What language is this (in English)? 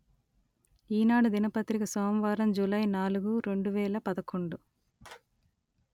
Telugu